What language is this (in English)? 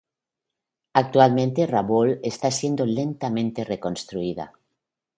Spanish